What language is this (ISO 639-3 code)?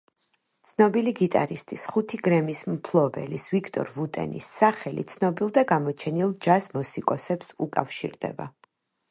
kat